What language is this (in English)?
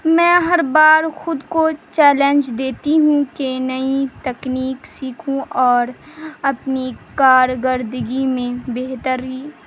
Urdu